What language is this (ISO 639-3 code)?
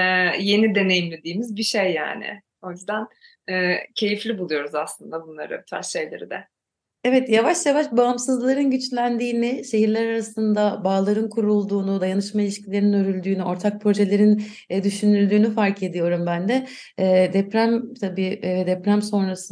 tur